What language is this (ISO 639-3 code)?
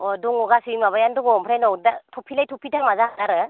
brx